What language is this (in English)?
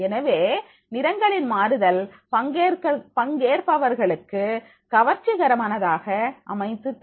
Tamil